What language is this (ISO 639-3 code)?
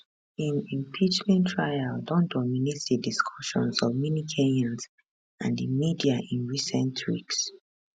pcm